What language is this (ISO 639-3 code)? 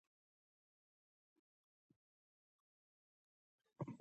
pus